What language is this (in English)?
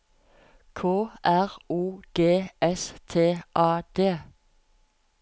Norwegian